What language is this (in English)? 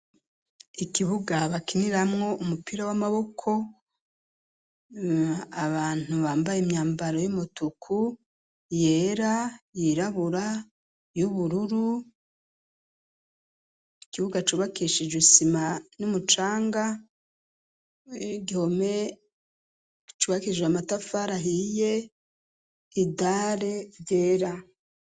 Rundi